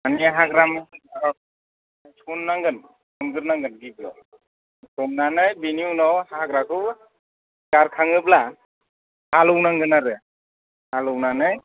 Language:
Bodo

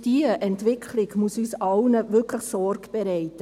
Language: Swiss German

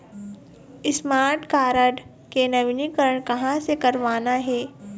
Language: Chhattisgarhi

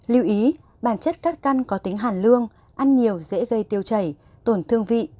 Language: Vietnamese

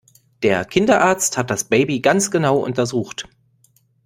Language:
German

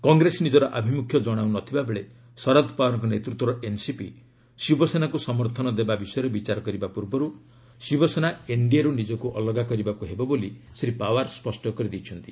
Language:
Odia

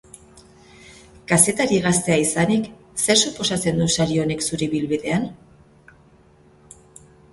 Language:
Basque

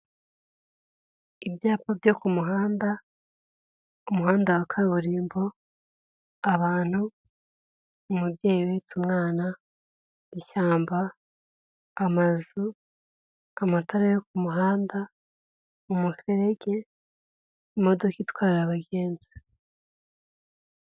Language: Kinyarwanda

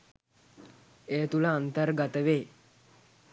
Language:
Sinhala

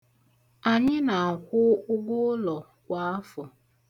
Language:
Igbo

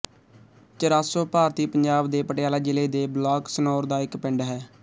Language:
Punjabi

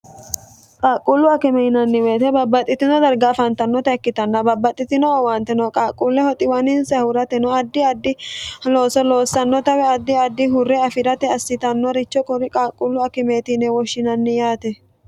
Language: Sidamo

